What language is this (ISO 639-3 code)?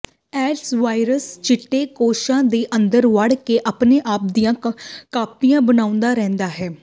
pan